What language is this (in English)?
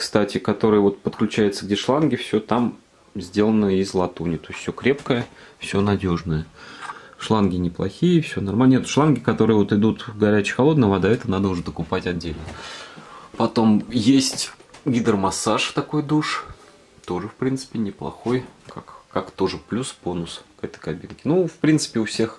Russian